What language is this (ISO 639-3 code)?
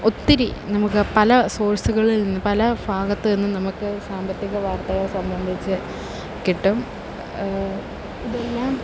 mal